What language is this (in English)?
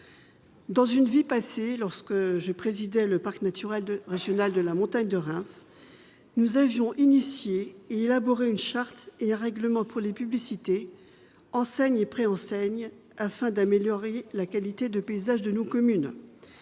French